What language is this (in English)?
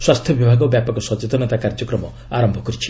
Odia